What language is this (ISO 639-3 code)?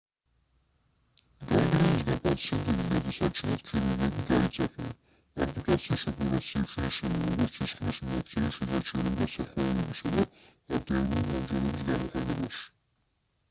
kat